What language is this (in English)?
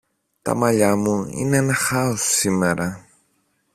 Greek